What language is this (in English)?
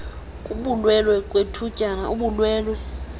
Xhosa